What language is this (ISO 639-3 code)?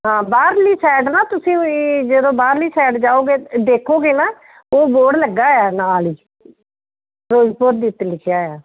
pan